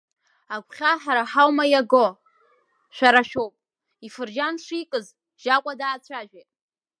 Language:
Abkhazian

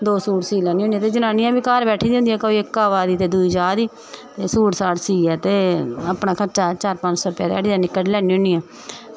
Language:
Dogri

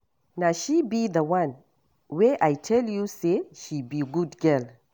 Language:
Nigerian Pidgin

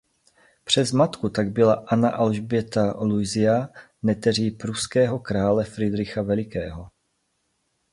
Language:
Czech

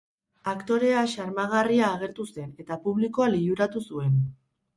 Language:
Basque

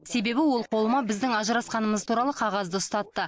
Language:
Kazakh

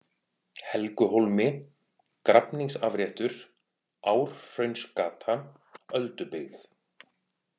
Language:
Icelandic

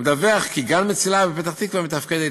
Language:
Hebrew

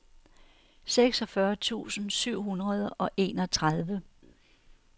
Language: Danish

